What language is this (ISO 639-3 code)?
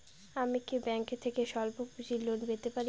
ben